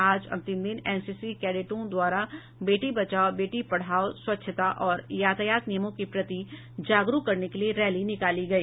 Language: Hindi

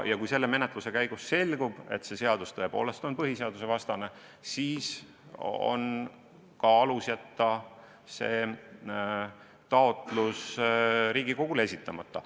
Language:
Estonian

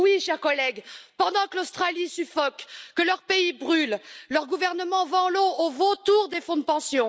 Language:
French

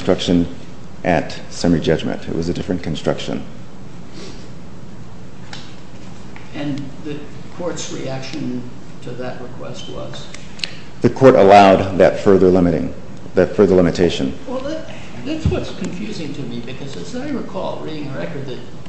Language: English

